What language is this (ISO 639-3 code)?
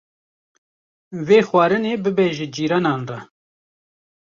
kur